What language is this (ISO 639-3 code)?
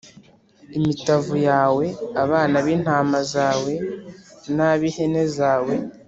kin